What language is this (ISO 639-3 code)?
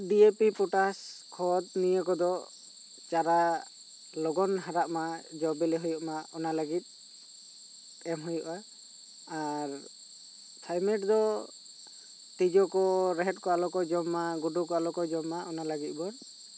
sat